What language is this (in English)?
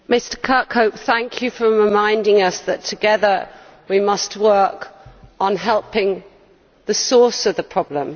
English